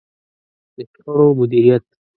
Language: Pashto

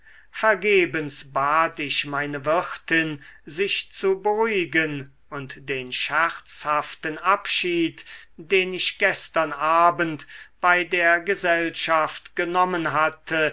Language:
German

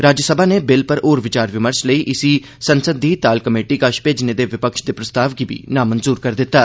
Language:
Dogri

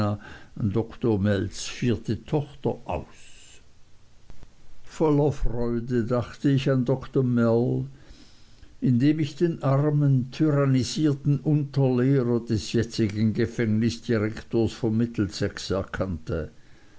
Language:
German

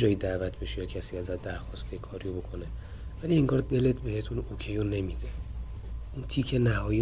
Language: Persian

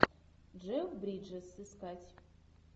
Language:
Russian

